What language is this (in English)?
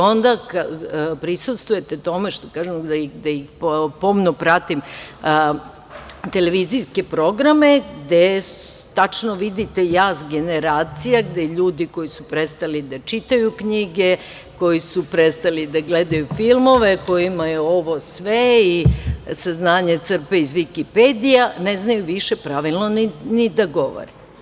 Serbian